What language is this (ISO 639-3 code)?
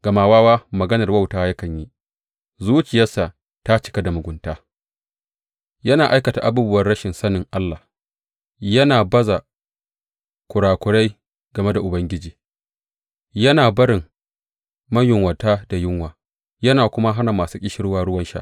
hau